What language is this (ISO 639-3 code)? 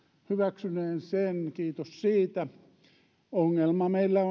fin